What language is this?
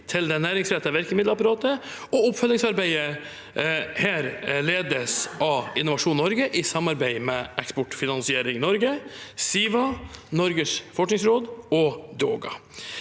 Norwegian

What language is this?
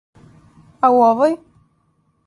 Serbian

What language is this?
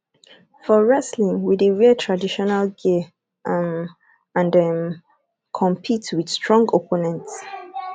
Nigerian Pidgin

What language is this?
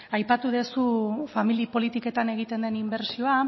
Basque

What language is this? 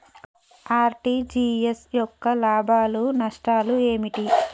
Telugu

